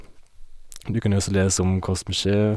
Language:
Norwegian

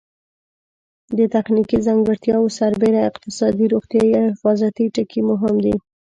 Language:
Pashto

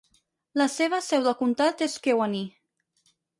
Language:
Catalan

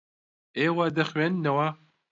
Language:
Central Kurdish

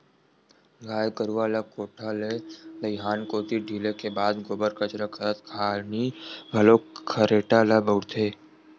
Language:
Chhattisgarhi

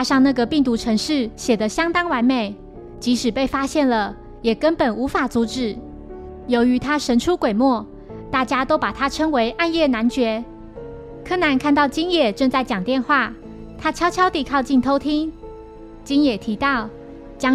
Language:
Chinese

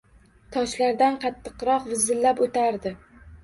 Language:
Uzbek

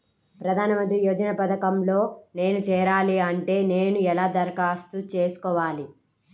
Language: Telugu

